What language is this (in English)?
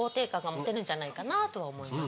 Japanese